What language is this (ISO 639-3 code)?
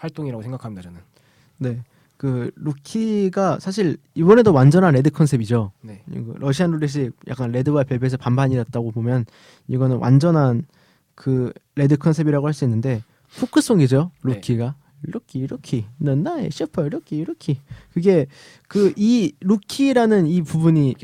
kor